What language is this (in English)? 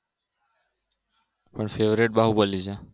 Gujarati